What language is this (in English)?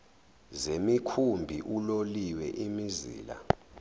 Zulu